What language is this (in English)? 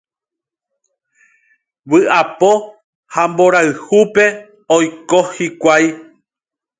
Guarani